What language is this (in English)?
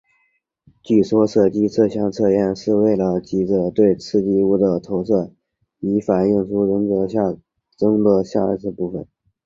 Chinese